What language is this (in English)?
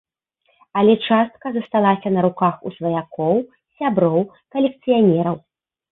Belarusian